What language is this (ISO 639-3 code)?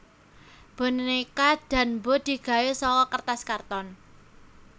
jav